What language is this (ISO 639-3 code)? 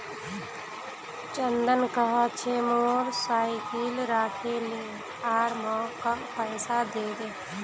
mag